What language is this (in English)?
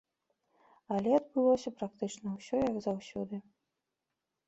Belarusian